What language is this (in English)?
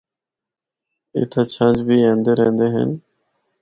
Northern Hindko